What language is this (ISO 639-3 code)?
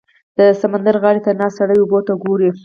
pus